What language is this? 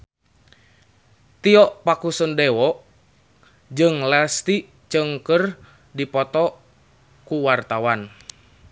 Sundanese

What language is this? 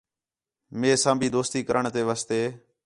Khetrani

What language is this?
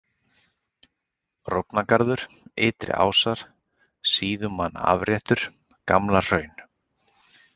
Icelandic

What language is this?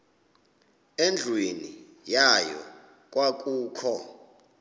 Xhosa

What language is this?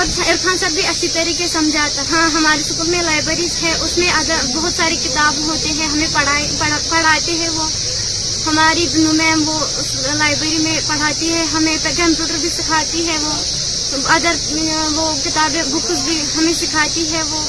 Urdu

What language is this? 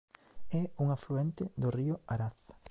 Galician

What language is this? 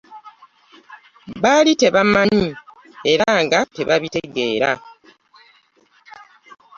Ganda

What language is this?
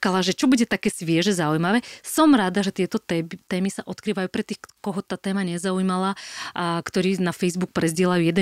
Slovak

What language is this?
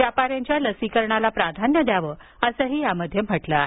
Marathi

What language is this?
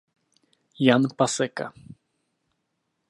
Czech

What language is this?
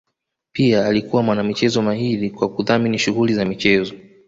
Swahili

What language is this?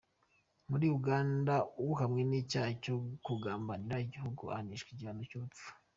Kinyarwanda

